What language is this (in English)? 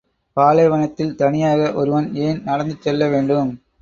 Tamil